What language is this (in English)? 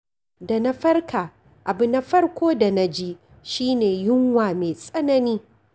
Hausa